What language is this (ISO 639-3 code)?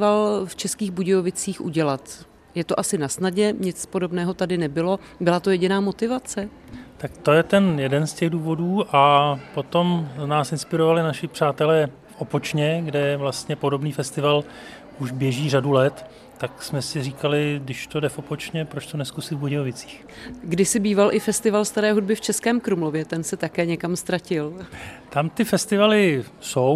ces